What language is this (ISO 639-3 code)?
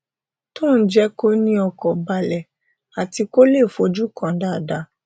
yor